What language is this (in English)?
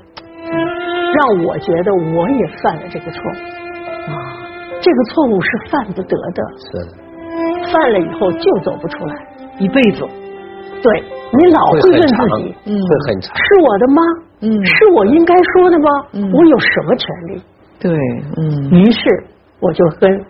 Chinese